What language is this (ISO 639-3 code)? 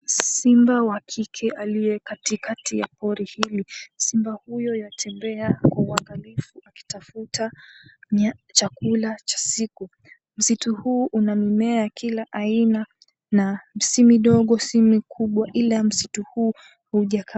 swa